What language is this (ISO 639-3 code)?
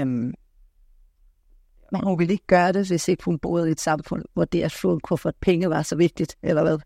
dan